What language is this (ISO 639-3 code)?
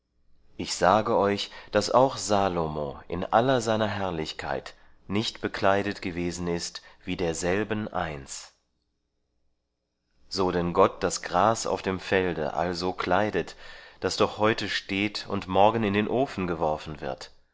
deu